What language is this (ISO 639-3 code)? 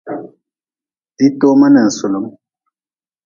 nmz